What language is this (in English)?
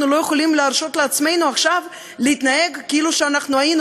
Hebrew